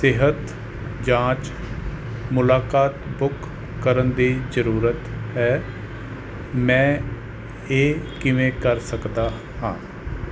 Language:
Punjabi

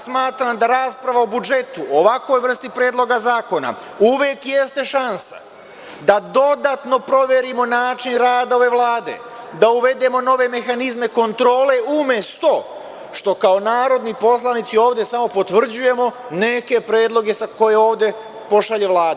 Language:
Serbian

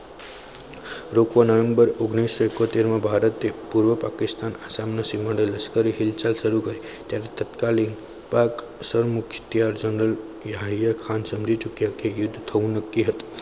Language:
Gujarati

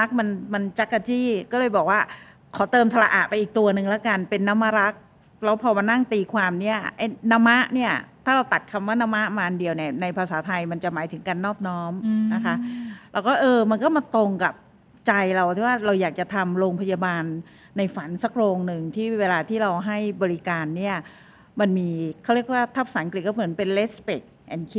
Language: Thai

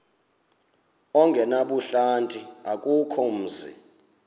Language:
Xhosa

